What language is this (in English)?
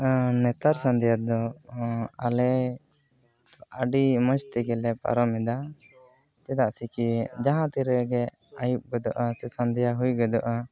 Santali